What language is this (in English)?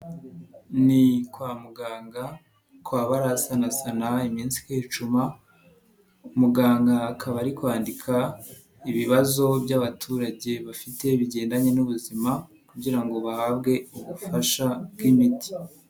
Kinyarwanda